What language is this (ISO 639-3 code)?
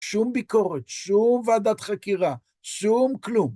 heb